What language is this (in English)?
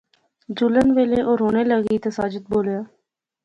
Pahari-Potwari